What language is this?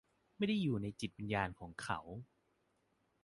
Thai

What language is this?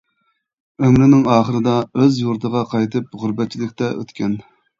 Uyghur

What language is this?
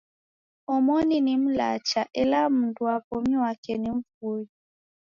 Taita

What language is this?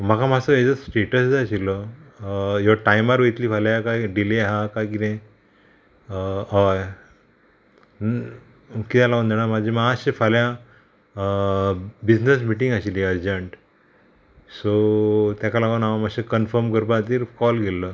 Konkani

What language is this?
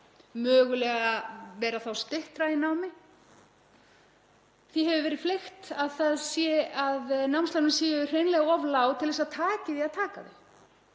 Icelandic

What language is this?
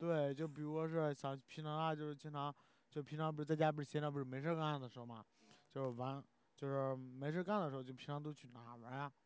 Chinese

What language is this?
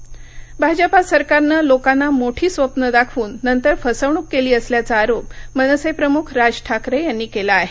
Marathi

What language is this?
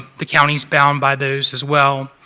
English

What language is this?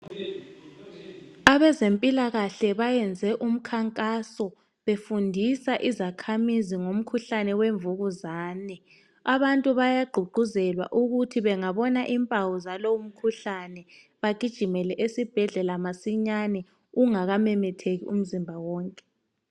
North Ndebele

